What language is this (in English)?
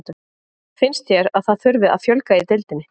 Icelandic